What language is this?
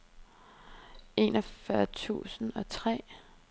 Danish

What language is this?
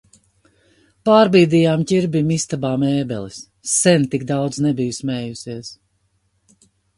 Latvian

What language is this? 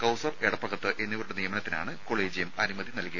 Malayalam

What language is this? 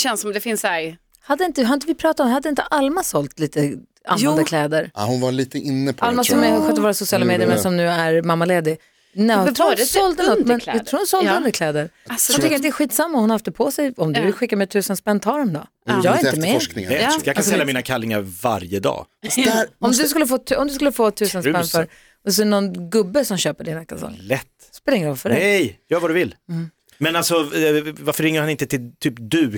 Swedish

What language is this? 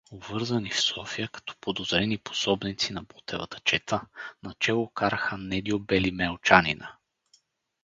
Bulgarian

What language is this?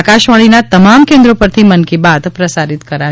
Gujarati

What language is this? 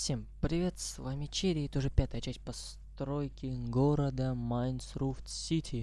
Russian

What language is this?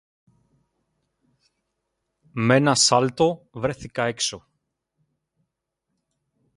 Greek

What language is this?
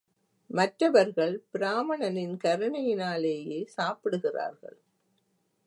Tamil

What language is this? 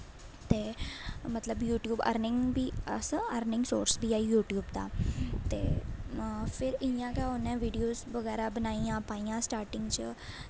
Dogri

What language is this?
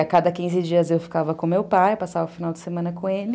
Portuguese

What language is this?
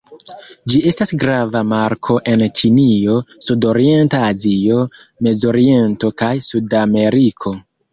Esperanto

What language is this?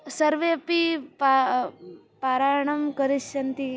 Sanskrit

